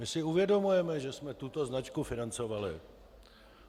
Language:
Czech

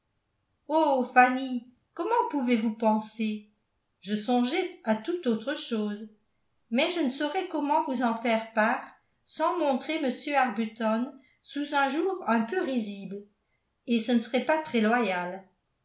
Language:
French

